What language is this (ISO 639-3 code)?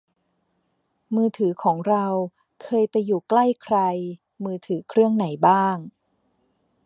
tha